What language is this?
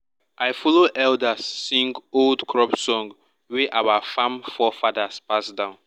Nigerian Pidgin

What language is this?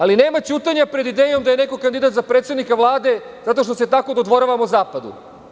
Serbian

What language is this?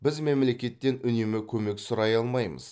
Kazakh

